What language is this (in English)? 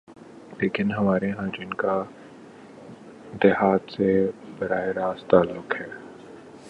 Urdu